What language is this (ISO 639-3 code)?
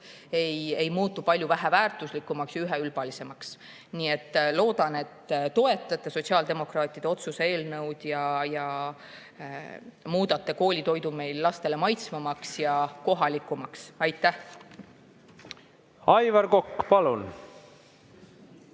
est